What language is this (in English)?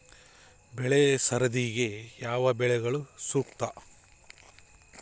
Kannada